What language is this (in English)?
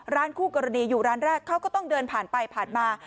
Thai